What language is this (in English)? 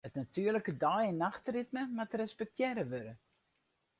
Western Frisian